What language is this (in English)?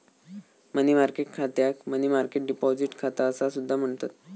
Marathi